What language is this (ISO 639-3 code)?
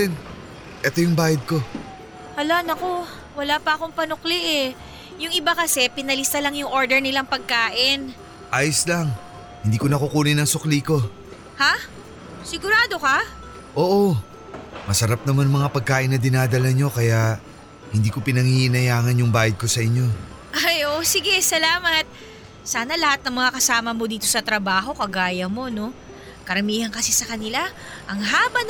fil